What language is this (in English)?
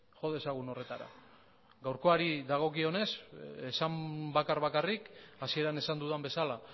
Basque